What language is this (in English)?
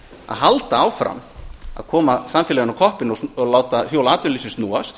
Icelandic